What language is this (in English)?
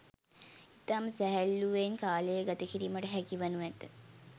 Sinhala